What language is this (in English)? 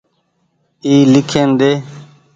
Goaria